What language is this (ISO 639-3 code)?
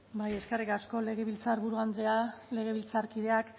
eus